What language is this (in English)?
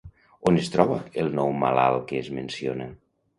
Catalan